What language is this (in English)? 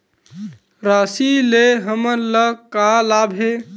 Chhattisgarhi